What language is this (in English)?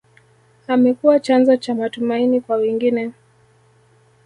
Swahili